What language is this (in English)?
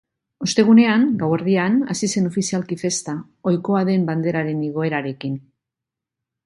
Basque